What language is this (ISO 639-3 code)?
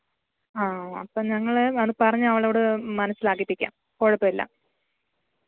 mal